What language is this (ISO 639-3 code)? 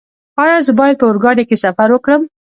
pus